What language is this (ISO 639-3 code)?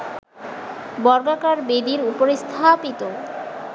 ben